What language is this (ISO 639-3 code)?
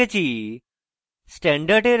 ben